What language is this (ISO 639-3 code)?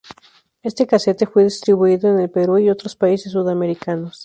spa